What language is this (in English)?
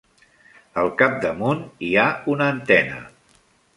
Catalan